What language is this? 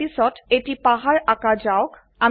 Assamese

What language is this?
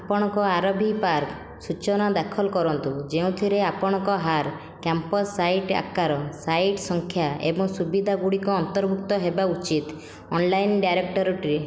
Odia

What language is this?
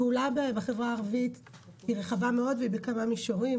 Hebrew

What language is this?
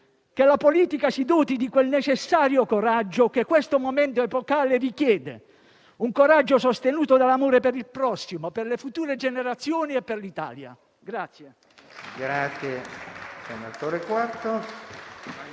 Italian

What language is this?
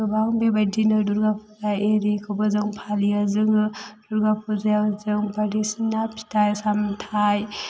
Bodo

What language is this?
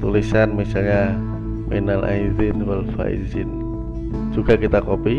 Indonesian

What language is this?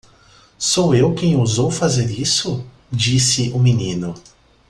Portuguese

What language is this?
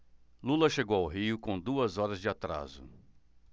Portuguese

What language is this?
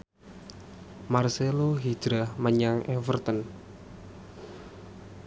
Javanese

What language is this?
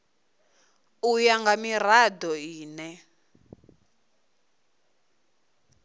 Venda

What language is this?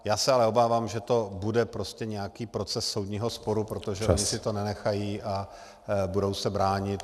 Czech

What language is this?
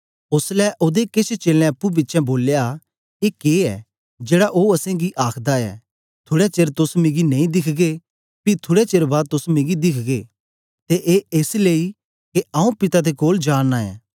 Dogri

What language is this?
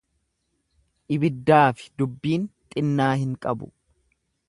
Oromo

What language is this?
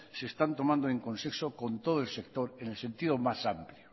Spanish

